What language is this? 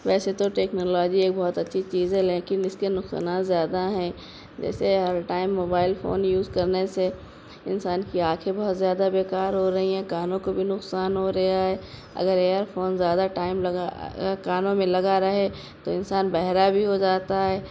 Urdu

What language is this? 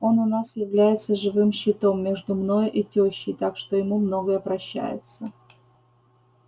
Russian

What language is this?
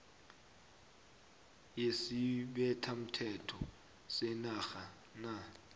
South Ndebele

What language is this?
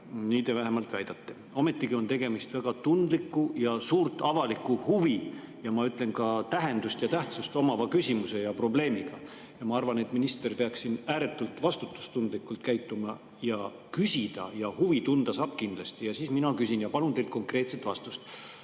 Estonian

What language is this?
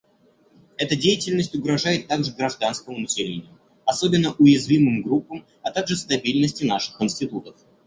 Russian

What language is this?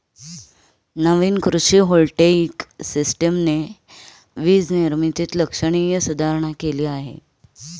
Marathi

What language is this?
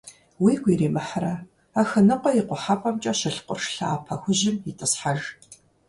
Kabardian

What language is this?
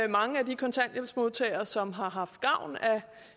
Danish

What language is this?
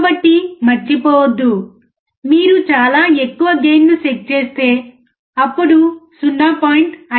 Telugu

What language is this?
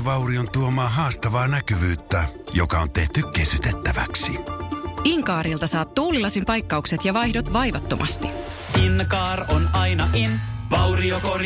Finnish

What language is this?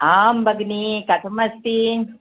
Sanskrit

